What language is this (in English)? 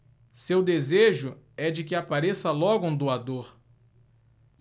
Portuguese